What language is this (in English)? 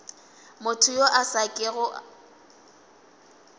Northern Sotho